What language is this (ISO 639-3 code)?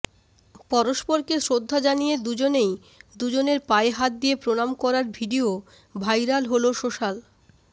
ben